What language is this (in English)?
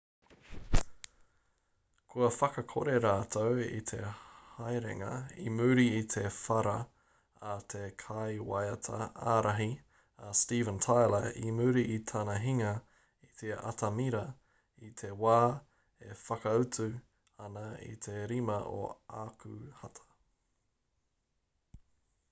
Māori